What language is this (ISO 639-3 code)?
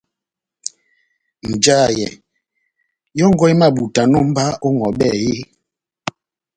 bnm